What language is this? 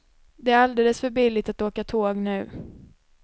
Swedish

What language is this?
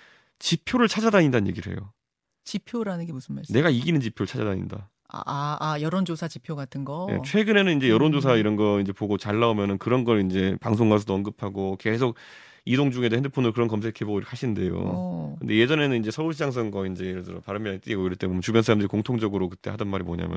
Korean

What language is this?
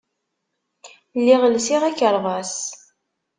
Kabyle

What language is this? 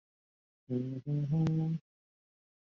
Chinese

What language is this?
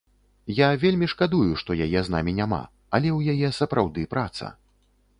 Belarusian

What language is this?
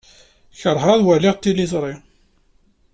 Kabyle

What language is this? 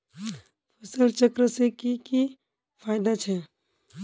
Magahi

